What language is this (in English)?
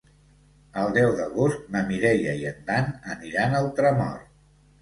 Catalan